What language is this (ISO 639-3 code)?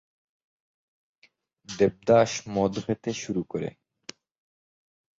ben